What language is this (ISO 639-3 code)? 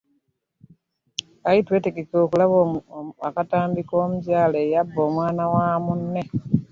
lug